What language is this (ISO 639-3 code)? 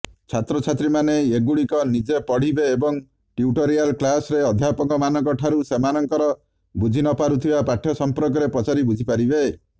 ori